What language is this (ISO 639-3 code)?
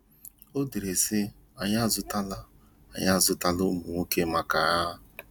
ibo